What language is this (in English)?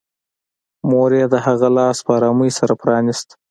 Pashto